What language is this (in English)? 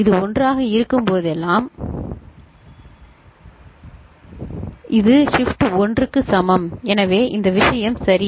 Tamil